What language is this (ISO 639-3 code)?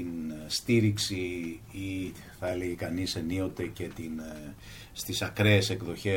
ell